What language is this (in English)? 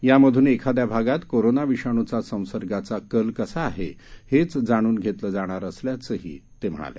Marathi